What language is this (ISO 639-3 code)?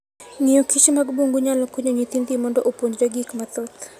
luo